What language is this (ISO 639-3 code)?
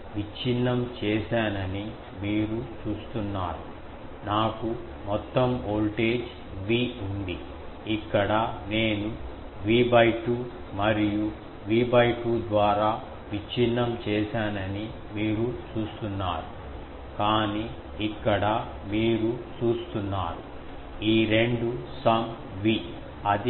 tel